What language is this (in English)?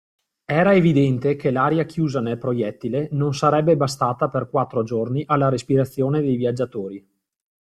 Italian